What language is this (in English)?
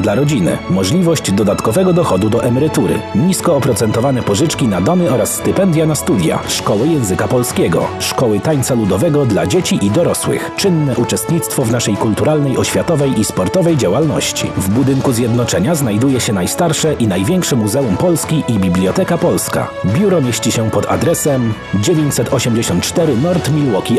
Polish